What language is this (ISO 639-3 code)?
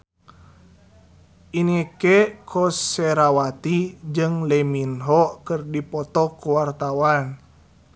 sun